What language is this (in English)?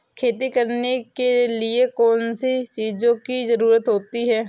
Hindi